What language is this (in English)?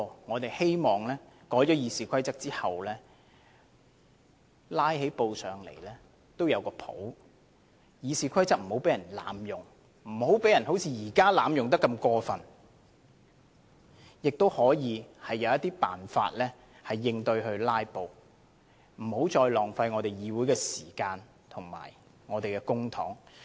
Cantonese